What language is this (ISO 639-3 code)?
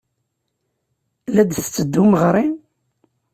kab